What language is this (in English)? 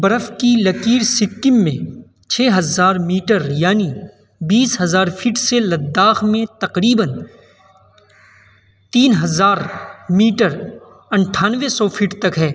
Urdu